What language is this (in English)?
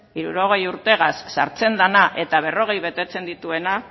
Basque